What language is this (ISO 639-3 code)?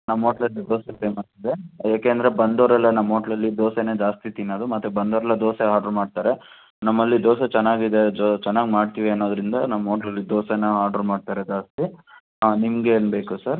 kan